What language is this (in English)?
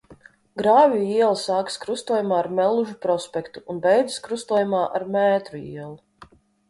Latvian